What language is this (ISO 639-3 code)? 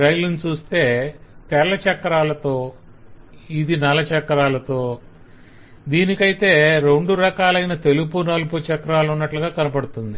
tel